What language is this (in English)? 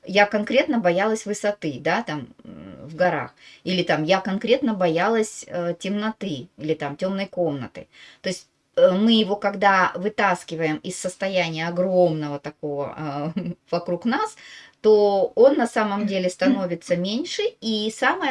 Russian